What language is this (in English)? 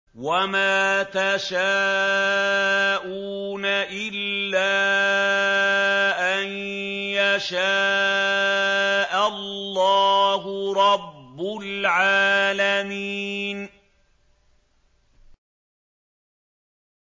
Arabic